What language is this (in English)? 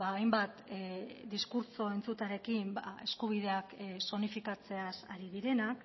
Basque